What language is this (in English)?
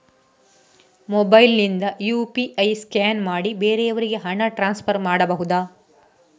Kannada